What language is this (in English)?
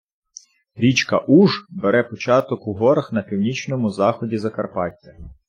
Ukrainian